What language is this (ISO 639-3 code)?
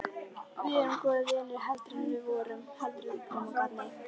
isl